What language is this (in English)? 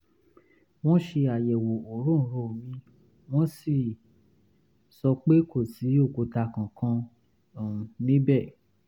Yoruba